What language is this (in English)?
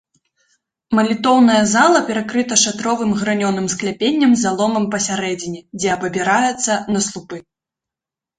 Belarusian